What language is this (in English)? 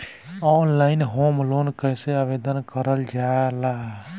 Bhojpuri